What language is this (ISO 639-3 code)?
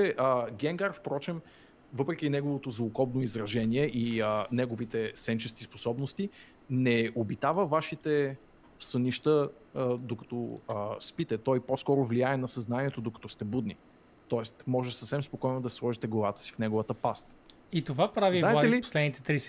bul